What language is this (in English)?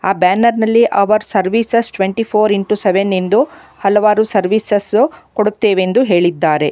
Kannada